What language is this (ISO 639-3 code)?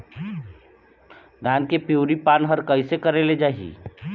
hne